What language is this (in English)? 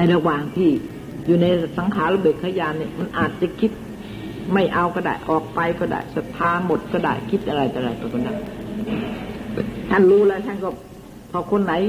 Thai